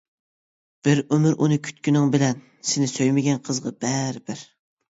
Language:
Uyghur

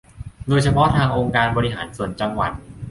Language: Thai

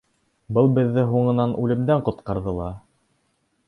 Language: Bashkir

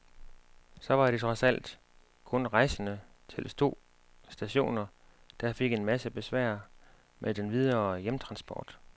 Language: Danish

